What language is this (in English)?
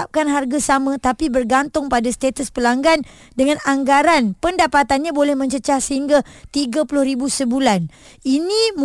Malay